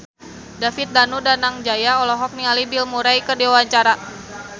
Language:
Sundanese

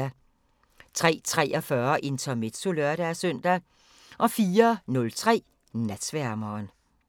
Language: Danish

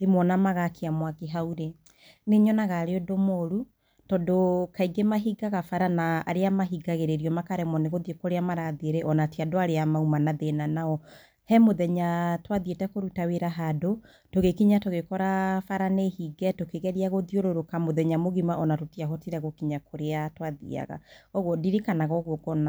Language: Kikuyu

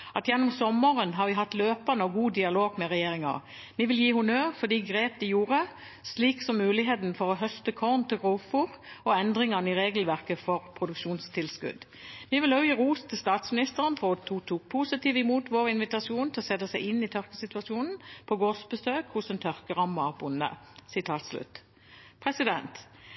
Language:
Norwegian Bokmål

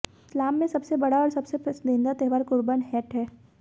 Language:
Hindi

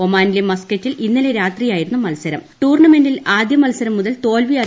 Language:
Malayalam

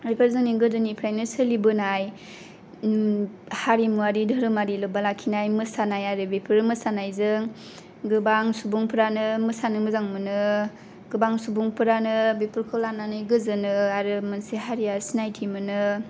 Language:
Bodo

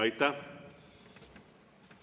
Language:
Estonian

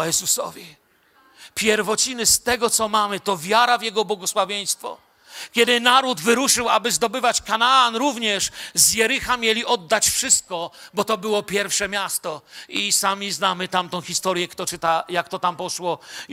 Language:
Polish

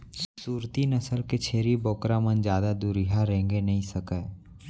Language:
Chhattisgarhi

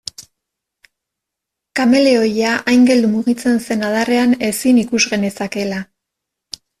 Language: Basque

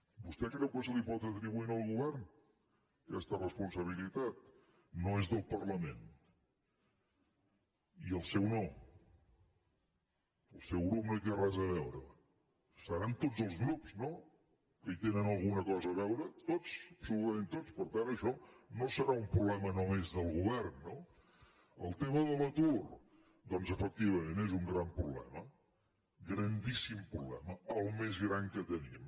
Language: Catalan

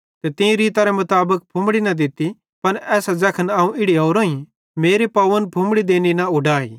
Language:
Bhadrawahi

